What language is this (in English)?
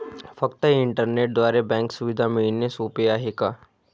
Marathi